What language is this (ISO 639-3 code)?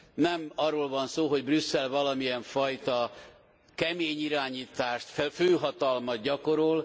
hun